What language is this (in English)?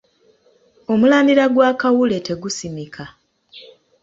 Ganda